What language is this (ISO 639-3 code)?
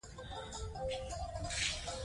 pus